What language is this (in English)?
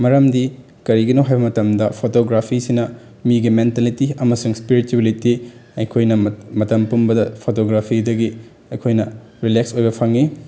Manipuri